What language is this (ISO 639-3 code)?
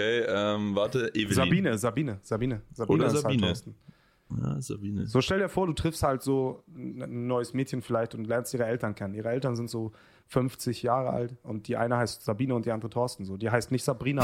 deu